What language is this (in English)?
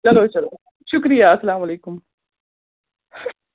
Kashmiri